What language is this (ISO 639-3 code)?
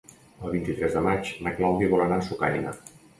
cat